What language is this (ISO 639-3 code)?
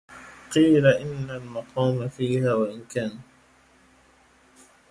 ara